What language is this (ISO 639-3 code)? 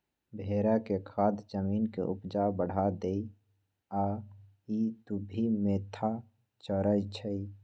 mag